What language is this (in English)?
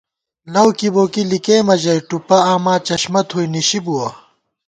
Gawar-Bati